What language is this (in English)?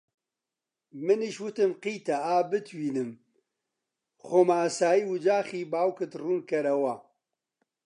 Central Kurdish